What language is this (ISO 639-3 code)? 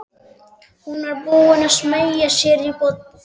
isl